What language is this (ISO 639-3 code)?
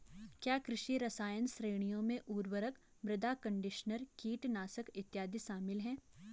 hin